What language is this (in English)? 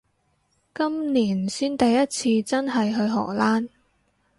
Cantonese